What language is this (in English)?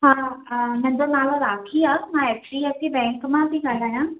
Sindhi